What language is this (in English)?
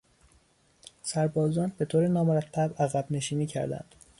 Persian